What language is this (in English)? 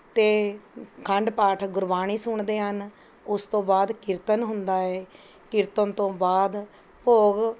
Punjabi